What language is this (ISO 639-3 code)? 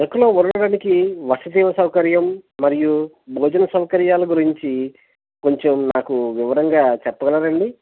tel